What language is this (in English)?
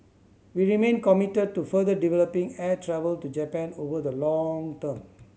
English